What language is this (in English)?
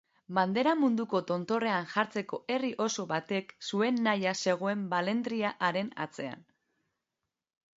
Basque